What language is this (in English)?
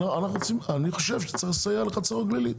Hebrew